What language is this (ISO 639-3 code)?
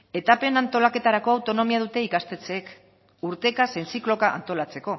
eus